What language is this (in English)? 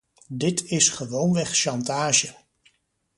Dutch